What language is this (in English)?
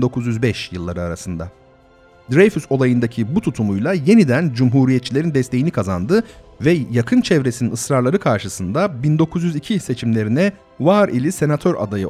Turkish